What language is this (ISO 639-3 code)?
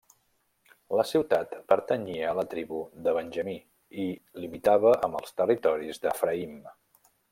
cat